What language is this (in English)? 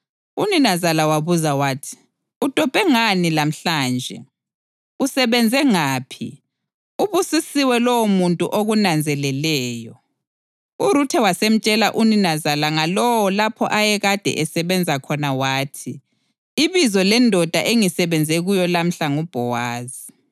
North Ndebele